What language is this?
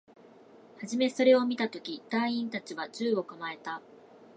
Japanese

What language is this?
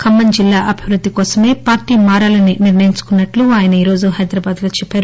Telugu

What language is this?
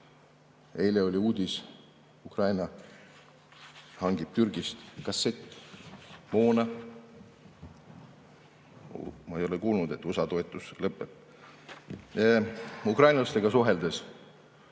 Estonian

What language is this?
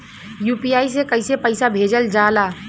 Bhojpuri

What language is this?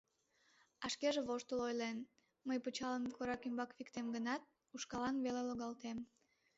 Mari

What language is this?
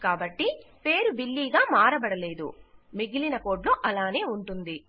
Telugu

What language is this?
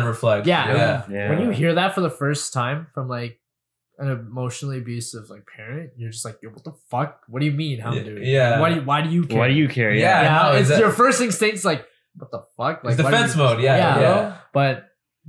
English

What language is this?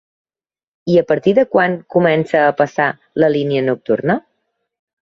Catalan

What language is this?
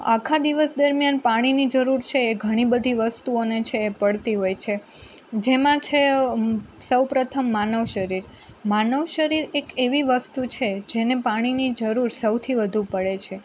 Gujarati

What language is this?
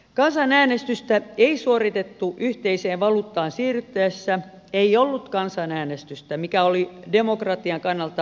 Finnish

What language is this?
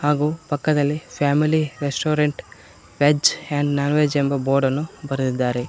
Kannada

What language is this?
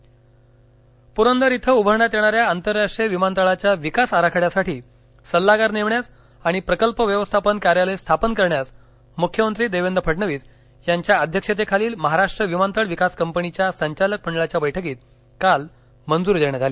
Marathi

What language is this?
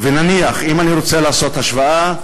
Hebrew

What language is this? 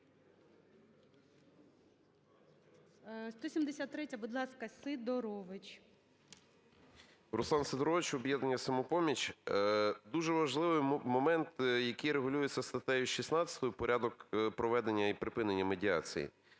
Ukrainian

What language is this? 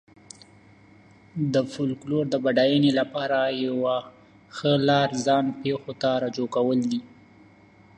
Pashto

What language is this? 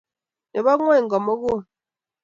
Kalenjin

